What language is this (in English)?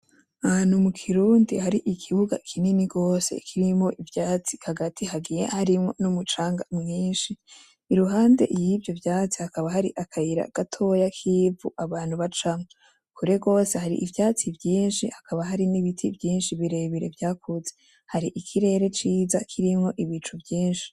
Rundi